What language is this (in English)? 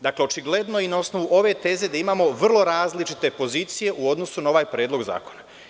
Serbian